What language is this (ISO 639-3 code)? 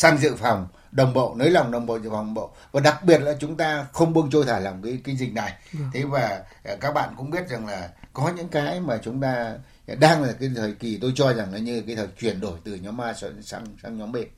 vie